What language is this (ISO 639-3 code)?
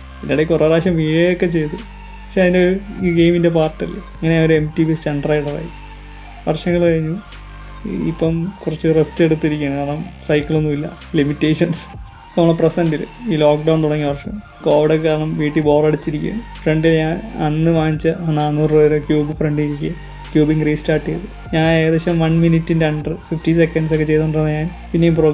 mal